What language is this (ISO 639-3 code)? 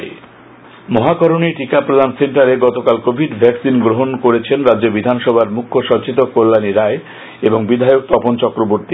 ben